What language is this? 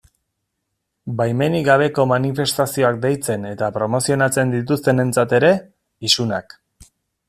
Basque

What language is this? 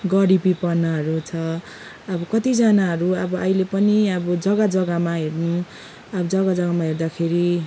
Nepali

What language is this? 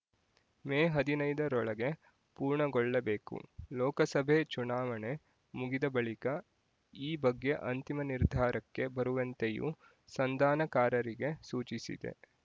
Kannada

